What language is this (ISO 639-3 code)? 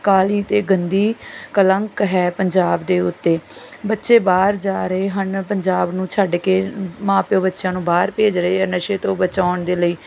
pan